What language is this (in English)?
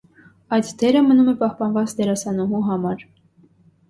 Armenian